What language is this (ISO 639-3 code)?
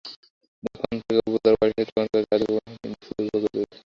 ben